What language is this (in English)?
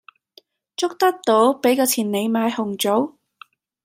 Cantonese